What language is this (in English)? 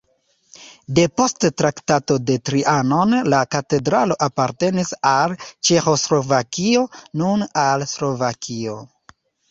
Esperanto